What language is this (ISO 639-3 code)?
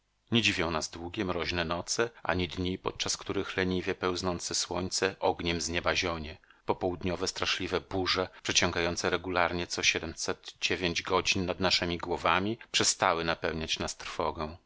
pol